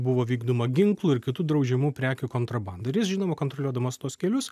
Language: Lithuanian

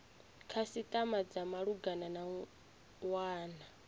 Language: Venda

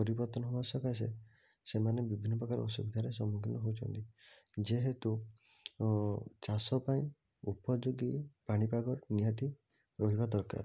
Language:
Odia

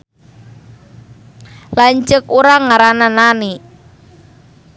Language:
Sundanese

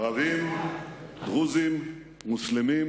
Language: Hebrew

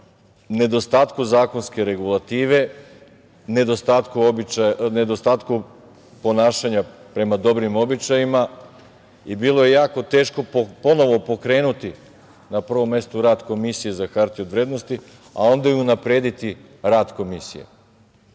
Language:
Serbian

